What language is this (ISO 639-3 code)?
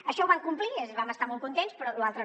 cat